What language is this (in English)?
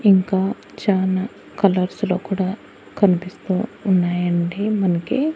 Telugu